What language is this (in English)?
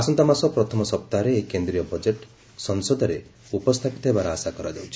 Odia